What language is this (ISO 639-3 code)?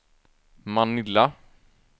swe